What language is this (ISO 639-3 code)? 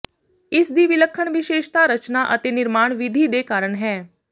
pan